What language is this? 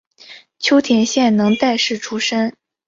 Chinese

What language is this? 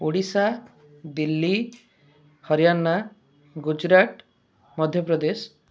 Odia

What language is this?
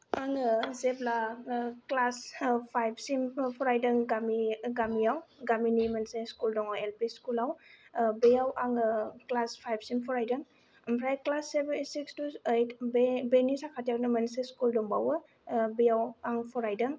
Bodo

